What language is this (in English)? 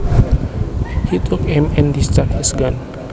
Javanese